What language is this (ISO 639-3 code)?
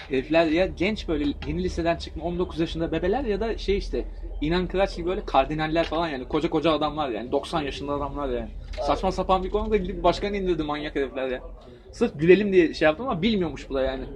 tur